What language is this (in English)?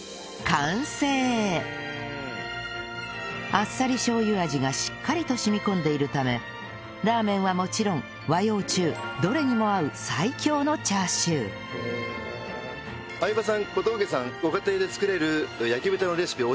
Japanese